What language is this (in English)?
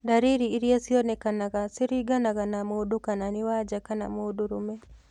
Kikuyu